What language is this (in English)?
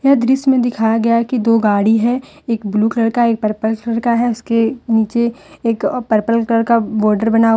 Hindi